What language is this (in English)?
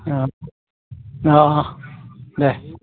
Bodo